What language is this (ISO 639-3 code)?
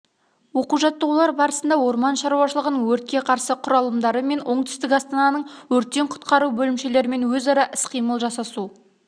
kaz